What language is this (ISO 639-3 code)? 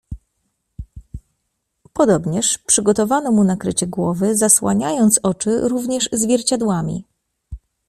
pol